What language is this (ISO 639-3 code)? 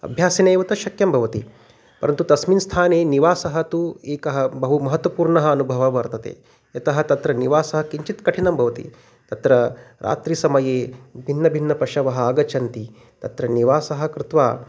san